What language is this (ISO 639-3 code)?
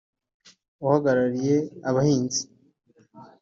kin